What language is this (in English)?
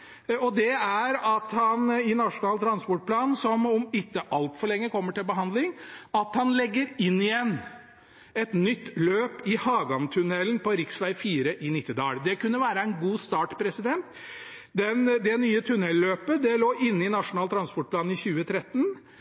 Norwegian Bokmål